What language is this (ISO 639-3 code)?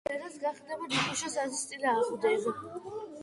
kat